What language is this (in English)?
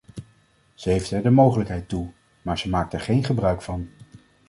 Dutch